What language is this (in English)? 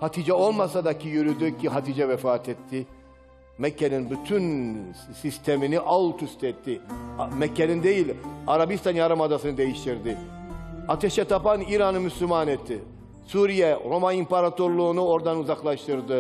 Turkish